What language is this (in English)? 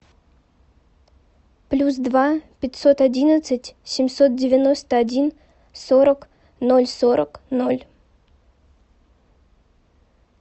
Russian